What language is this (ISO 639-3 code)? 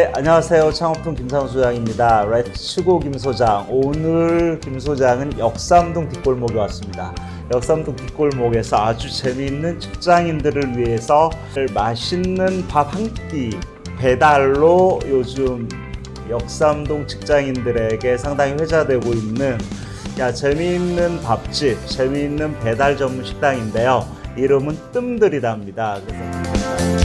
kor